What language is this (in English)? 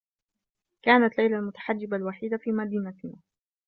Arabic